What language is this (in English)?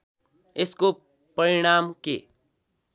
Nepali